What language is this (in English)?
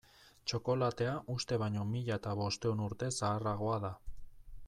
Basque